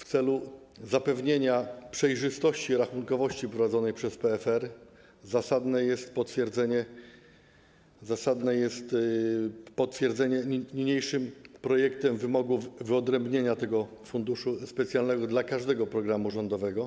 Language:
Polish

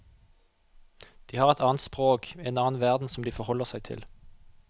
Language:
Norwegian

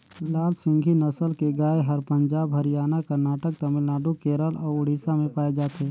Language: Chhattisgarhi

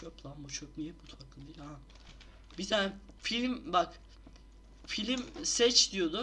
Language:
Turkish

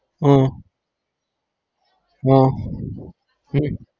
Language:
Gujarati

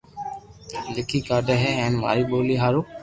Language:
Loarki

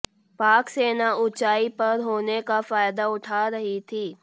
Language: Hindi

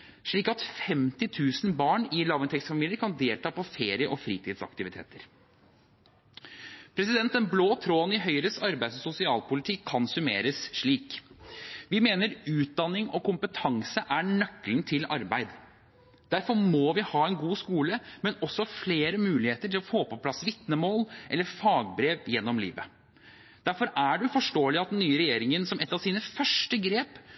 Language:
Norwegian Bokmål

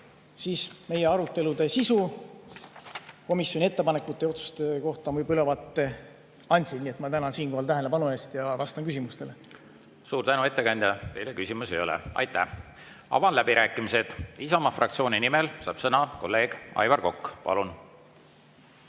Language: Estonian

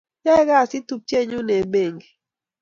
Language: Kalenjin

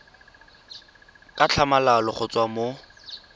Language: Tswana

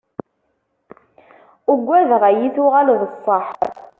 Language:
Kabyle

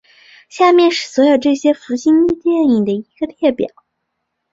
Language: Chinese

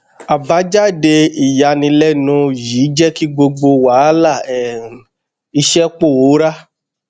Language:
Yoruba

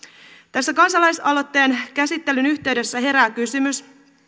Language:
Finnish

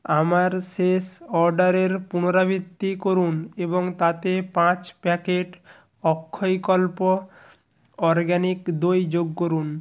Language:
Bangla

